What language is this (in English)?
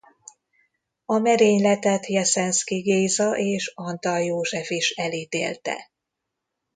Hungarian